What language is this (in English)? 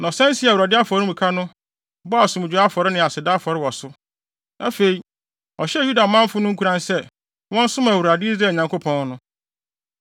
Akan